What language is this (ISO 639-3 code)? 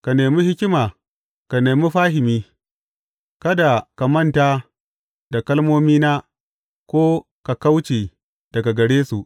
hau